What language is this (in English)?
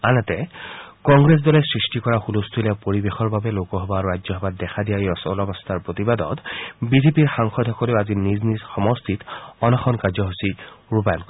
Assamese